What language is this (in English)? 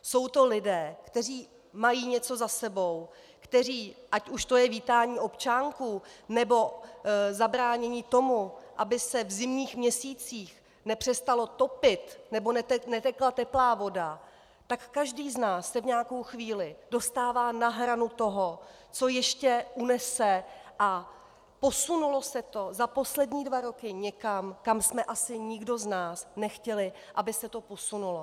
Czech